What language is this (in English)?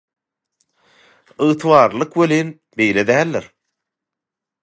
Turkmen